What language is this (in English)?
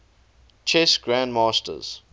English